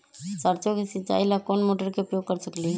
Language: Magahi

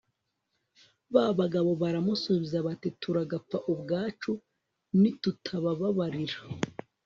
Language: Kinyarwanda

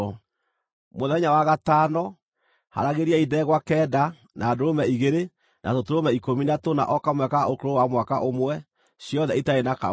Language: Kikuyu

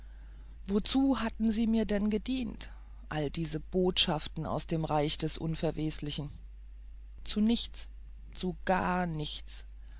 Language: German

